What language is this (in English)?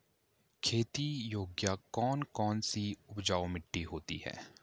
Hindi